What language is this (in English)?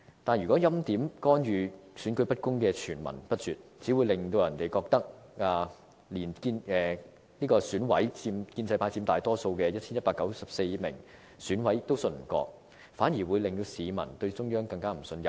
Cantonese